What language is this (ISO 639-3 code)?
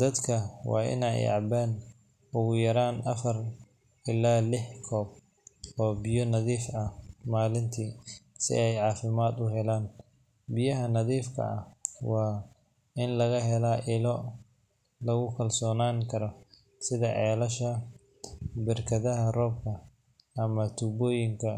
som